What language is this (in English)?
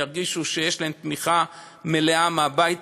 Hebrew